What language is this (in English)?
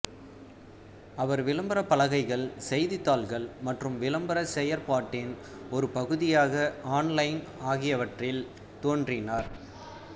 Tamil